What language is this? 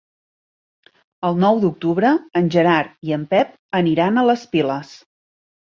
Catalan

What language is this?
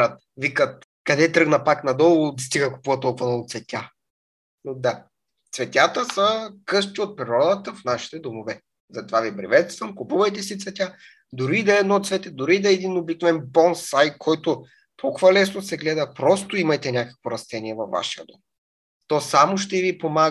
Bulgarian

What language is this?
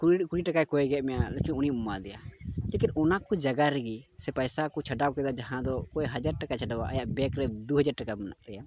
Santali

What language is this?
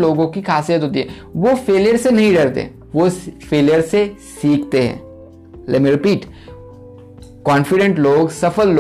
Hindi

